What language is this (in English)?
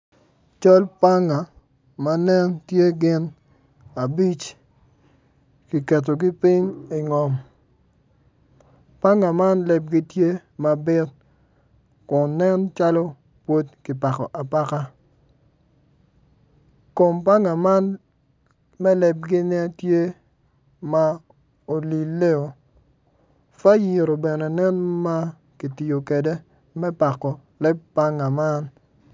Acoli